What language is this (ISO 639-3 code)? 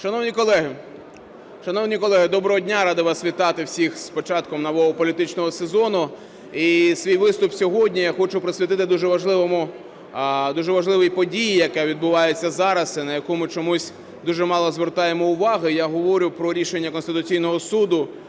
ukr